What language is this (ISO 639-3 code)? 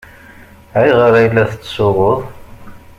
kab